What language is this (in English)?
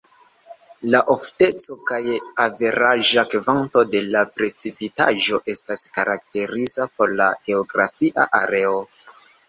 Esperanto